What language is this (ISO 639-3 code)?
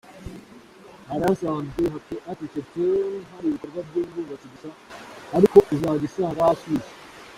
kin